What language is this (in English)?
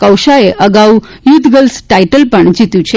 Gujarati